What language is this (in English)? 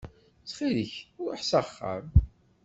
Kabyle